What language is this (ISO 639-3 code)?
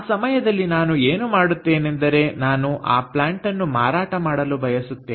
kan